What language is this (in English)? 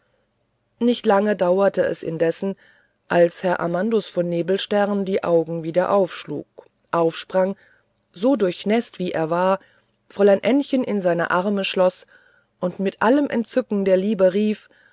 German